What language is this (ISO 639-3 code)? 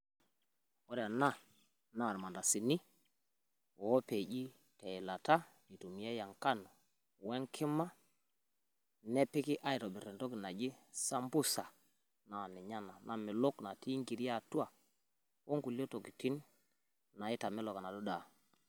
mas